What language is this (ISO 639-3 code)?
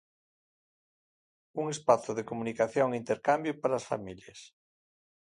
glg